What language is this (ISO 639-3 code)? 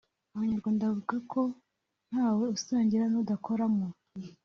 kin